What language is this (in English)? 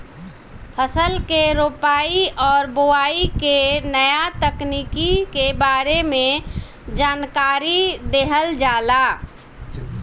Bhojpuri